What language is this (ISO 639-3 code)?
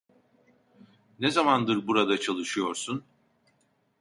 tur